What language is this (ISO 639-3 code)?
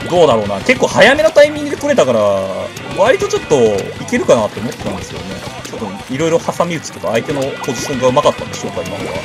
jpn